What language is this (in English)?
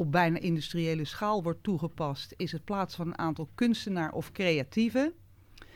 Dutch